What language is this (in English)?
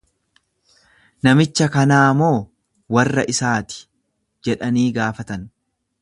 Oromo